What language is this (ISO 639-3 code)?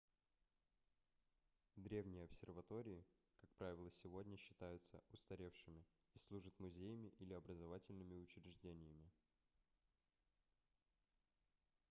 rus